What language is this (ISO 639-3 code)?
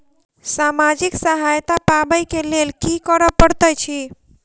mai